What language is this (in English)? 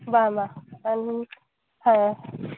Santali